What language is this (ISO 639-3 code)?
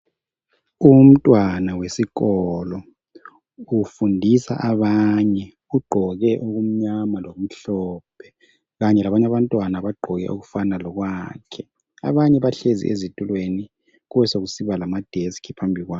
nde